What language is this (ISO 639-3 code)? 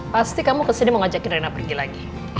ind